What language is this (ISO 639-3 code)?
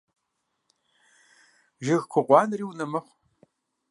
kbd